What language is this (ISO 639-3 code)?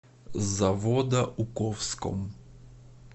rus